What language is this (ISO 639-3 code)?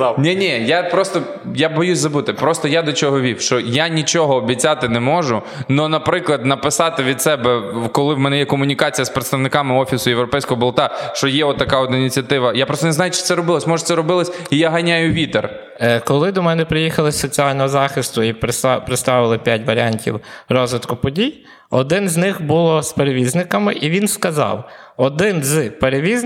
ukr